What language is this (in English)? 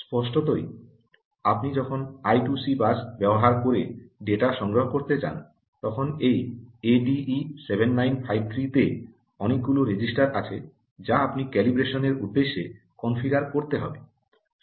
Bangla